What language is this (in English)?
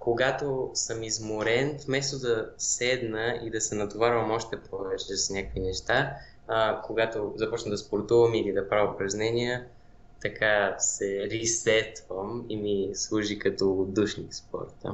Bulgarian